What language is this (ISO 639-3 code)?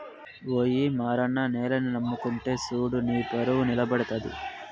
tel